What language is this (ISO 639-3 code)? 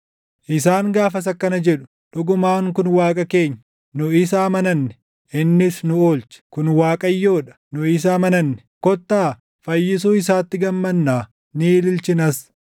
orm